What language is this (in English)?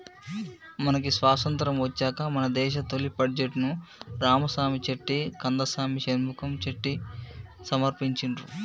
Telugu